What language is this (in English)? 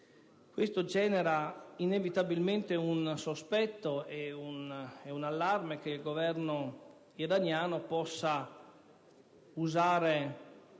Italian